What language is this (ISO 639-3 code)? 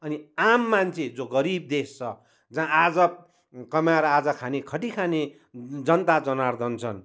nep